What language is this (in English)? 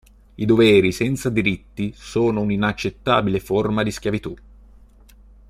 Italian